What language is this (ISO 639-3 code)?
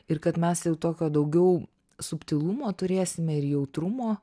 lit